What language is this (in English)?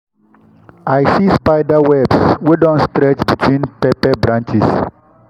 Nigerian Pidgin